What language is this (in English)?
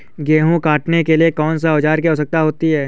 Hindi